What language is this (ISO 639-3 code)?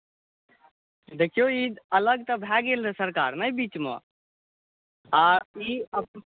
mai